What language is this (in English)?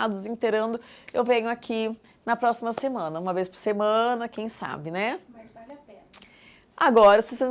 Portuguese